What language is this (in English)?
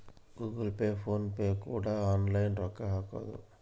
Kannada